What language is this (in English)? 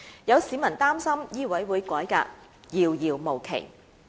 Cantonese